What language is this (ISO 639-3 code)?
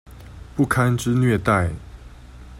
zho